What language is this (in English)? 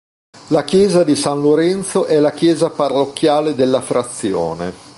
Italian